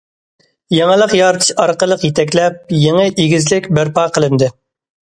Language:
Uyghur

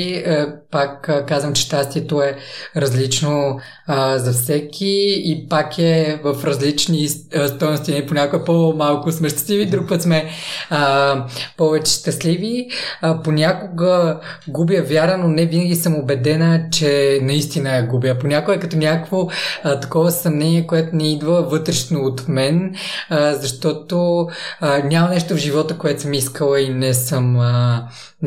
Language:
Bulgarian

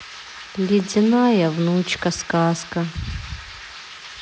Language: Russian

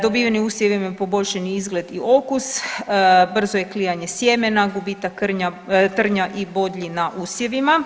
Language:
Croatian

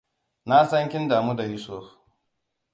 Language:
Hausa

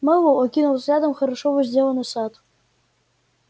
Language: Russian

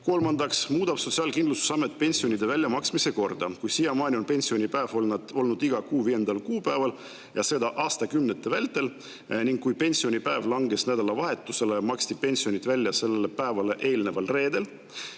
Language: Estonian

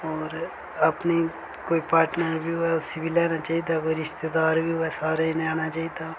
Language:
Dogri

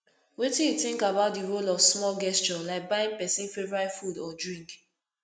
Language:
Nigerian Pidgin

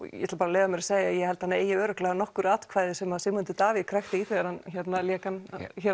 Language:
Icelandic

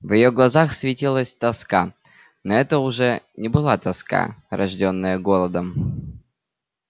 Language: Russian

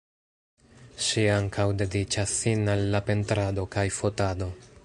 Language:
Esperanto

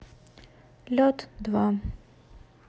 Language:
Russian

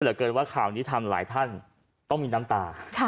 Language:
Thai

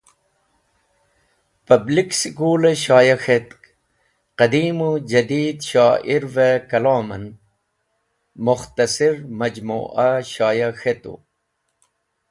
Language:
Wakhi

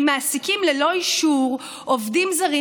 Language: Hebrew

